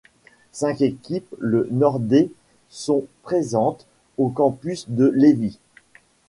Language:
French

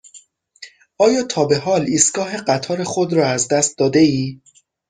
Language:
Persian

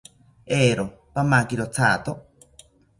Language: South Ucayali Ashéninka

